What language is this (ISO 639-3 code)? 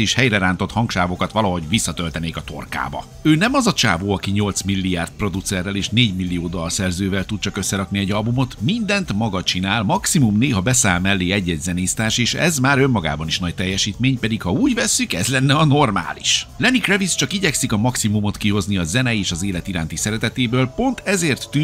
hun